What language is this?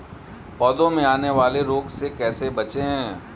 Hindi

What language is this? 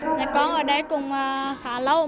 Vietnamese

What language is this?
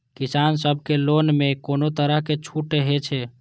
Maithili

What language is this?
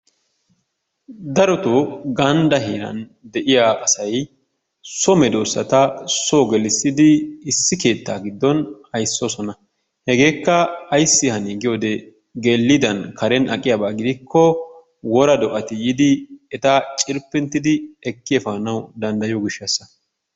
Wolaytta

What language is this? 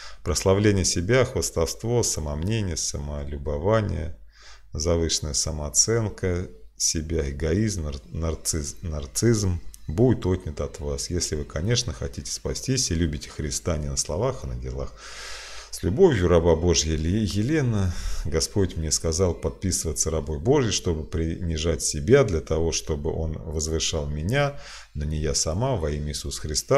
Russian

